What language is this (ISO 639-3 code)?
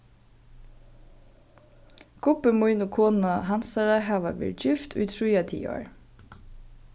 fao